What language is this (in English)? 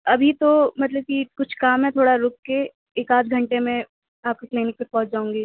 Urdu